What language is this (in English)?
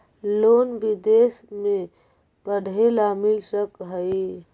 Magahi